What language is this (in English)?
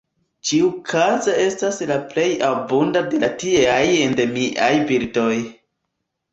Esperanto